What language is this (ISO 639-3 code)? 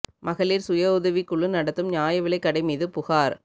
tam